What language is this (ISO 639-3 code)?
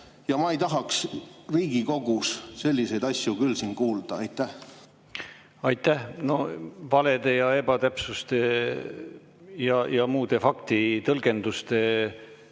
est